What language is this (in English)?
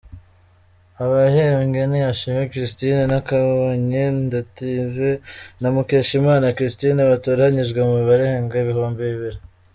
Kinyarwanda